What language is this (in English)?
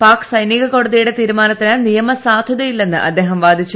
Malayalam